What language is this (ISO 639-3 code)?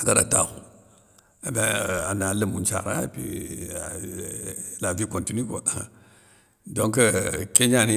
snk